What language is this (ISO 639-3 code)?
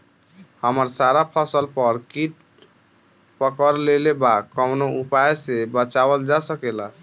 bho